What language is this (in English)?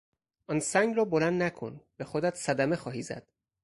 Persian